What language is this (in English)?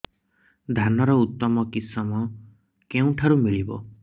Odia